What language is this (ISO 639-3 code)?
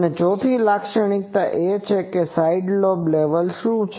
guj